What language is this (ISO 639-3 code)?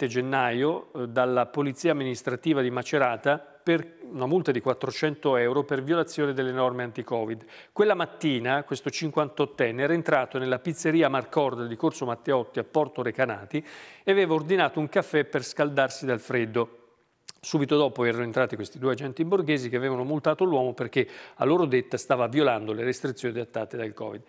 ita